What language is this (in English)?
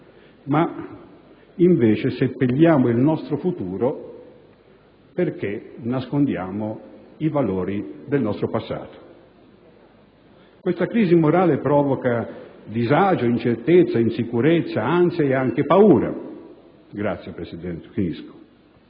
Italian